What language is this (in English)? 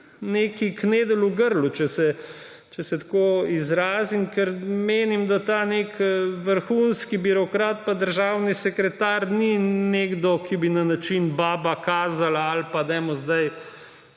Slovenian